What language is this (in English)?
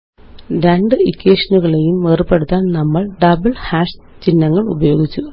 Malayalam